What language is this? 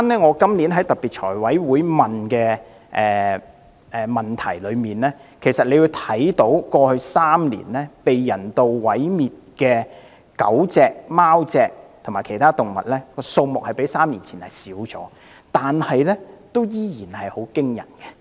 Cantonese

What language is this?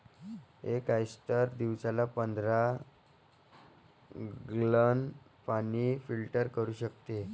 Marathi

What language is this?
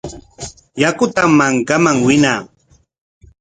Corongo Ancash Quechua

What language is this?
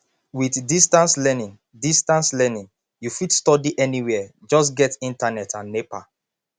Nigerian Pidgin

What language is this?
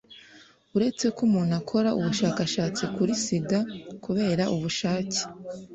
Kinyarwanda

